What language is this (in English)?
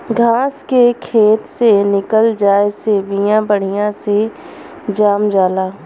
Bhojpuri